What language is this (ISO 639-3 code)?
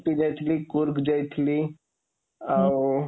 ori